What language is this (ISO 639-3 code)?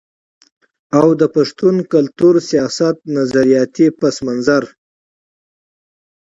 pus